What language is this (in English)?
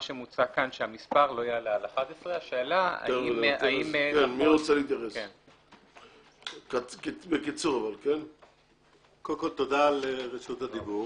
Hebrew